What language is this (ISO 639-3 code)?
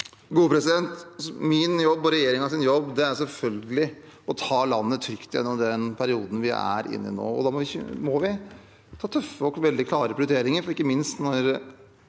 nor